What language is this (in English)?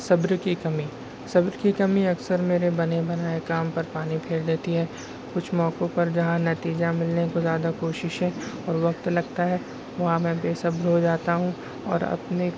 Urdu